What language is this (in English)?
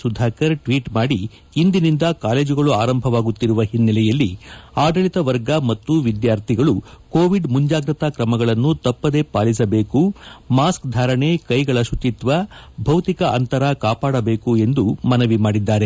Kannada